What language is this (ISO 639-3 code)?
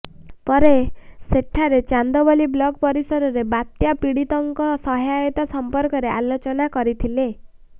ori